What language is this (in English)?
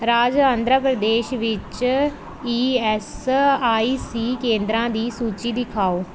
Punjabi